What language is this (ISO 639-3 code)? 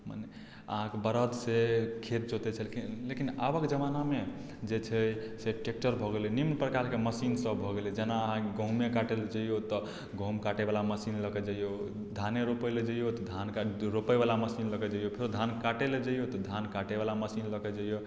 mai